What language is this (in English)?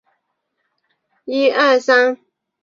Chinese